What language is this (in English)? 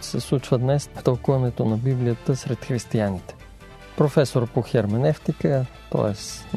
Bulgarian